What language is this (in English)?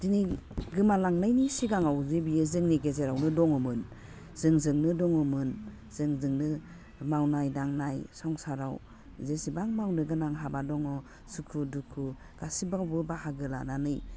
Bodo